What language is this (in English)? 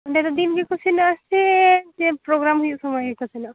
Santali